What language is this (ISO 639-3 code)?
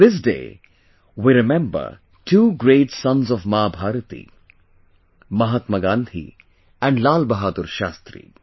eng